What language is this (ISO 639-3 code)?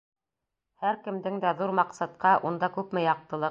bak